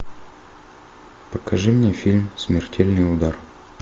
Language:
Russian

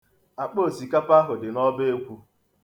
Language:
Igbo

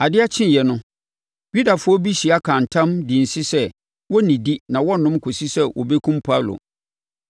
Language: Akan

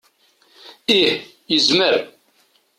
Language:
Kabyle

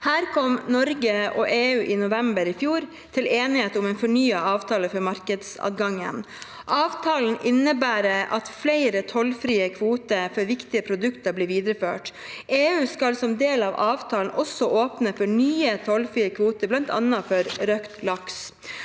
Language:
Norwegian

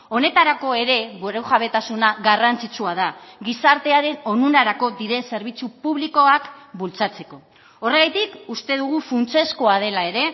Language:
Basque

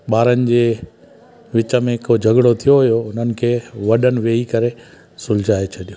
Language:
Sindhi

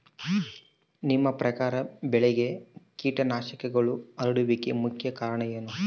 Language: Kannada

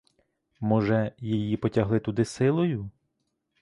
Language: Ukrainian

